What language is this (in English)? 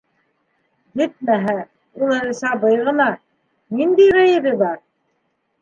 Bashkir